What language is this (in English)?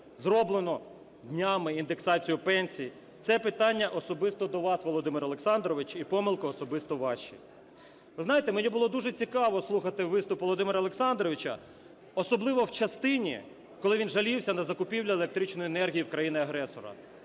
Ukrainian